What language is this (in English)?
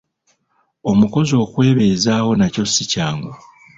Ganda